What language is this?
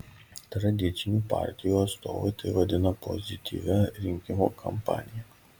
Lithuanian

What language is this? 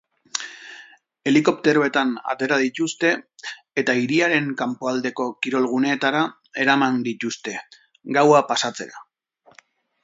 Basque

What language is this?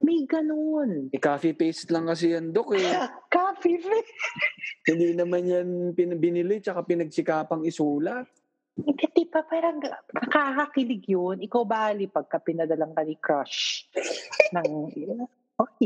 Filipino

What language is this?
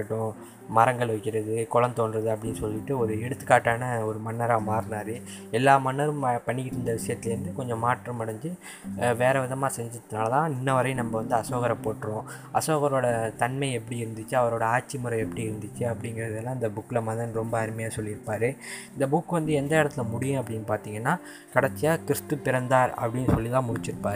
Tamil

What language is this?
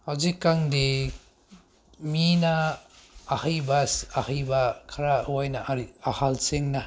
Manipuri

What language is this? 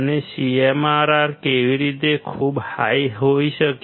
Gujarati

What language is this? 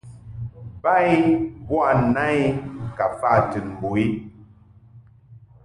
Mungaka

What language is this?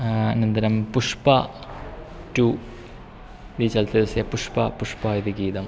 Sanskrit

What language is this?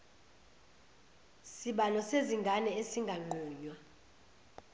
Zulu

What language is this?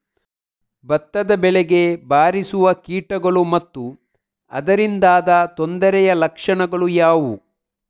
Kannada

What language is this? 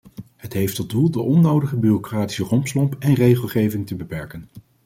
Dutch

